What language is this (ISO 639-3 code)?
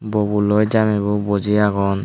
ccp